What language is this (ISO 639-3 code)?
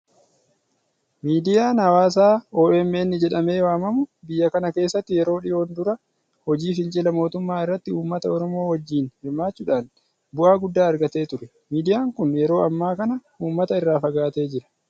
orm